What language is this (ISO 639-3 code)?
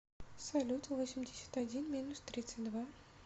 rus